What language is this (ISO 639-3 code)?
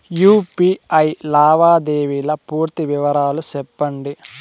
tel